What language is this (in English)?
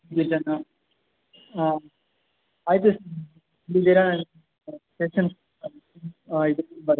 Kannada